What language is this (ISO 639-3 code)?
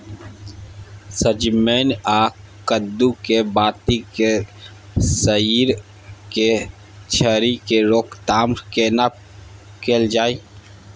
mai